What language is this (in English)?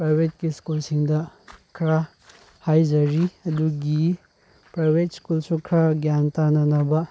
Manipuri